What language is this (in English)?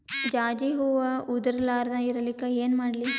Kannada